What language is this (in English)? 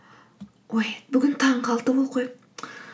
Kazakh